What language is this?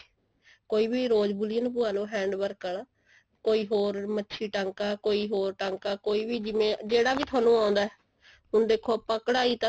Punjabi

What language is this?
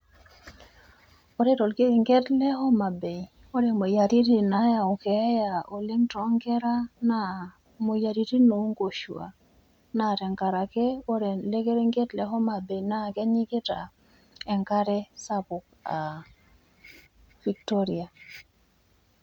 Masai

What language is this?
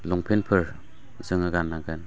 Bodo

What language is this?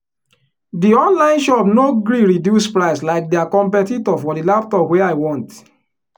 Nigerian Pidgin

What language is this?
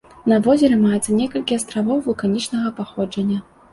Belarusian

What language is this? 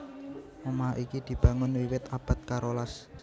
Javanese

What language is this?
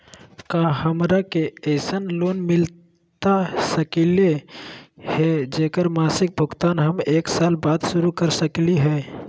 Magahi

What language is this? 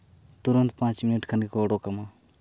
Santali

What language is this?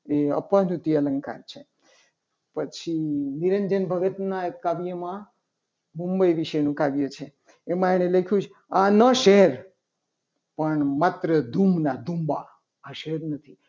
Gujarati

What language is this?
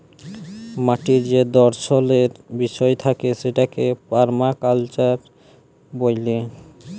Bangla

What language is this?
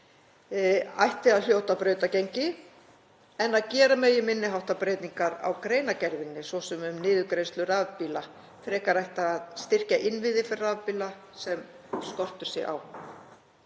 Icelandic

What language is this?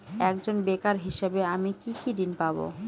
Bangla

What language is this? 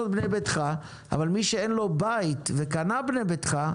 Hebrew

